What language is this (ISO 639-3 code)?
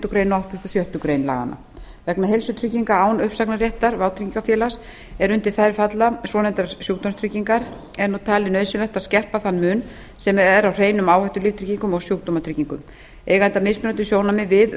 isl